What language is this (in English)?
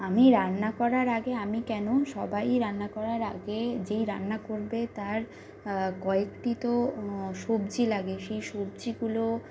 Bangla